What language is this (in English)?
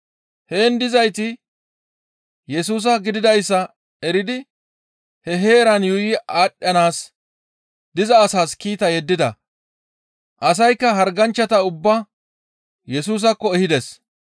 Gamo